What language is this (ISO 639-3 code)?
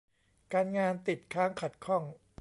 tha